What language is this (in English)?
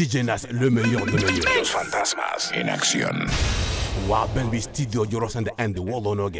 Arabic